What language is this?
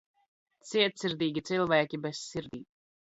Latvian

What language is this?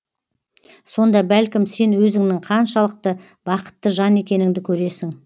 Kazakh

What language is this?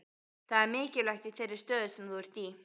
Icelandic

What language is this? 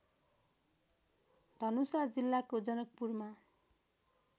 Nepali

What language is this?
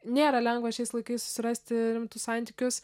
Lithuanian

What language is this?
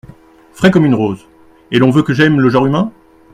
French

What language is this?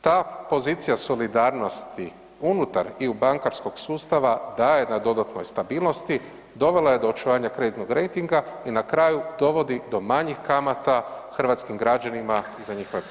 Croatian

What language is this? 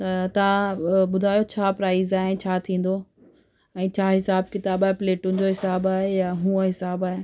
Sindhi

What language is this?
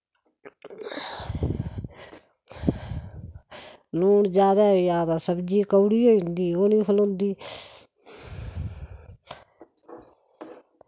Dogri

